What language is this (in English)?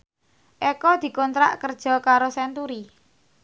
Javanese